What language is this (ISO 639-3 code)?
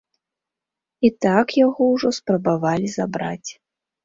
bel